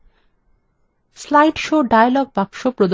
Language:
Bangla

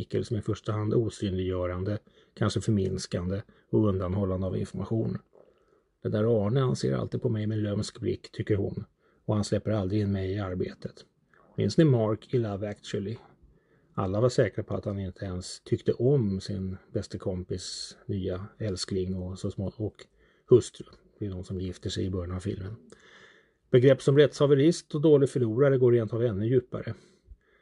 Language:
Swedish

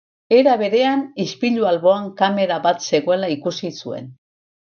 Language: Basque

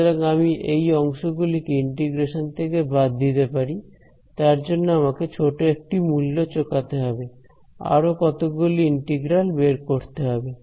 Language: Bangla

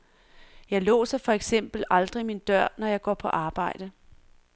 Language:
Danish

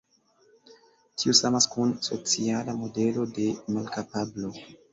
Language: Esperanto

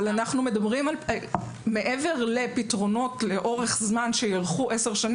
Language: Hebrew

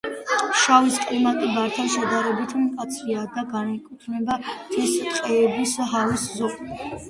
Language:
Georgian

